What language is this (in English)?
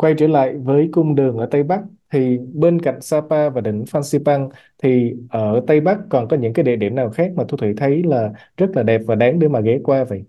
Vietnamese